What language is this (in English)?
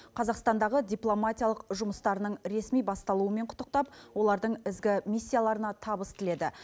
Kazakh